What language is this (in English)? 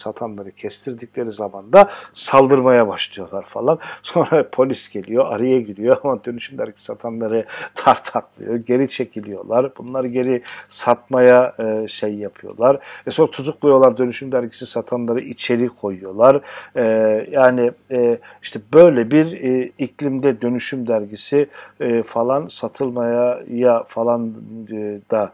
Turkish